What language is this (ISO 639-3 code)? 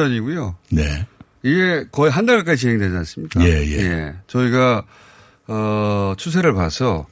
kor